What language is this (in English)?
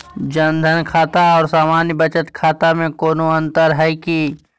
Magahi